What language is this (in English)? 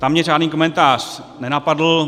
Czech